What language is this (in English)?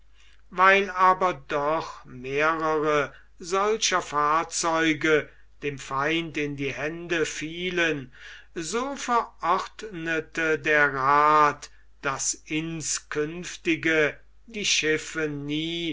German